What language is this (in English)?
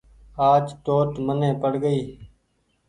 Goaria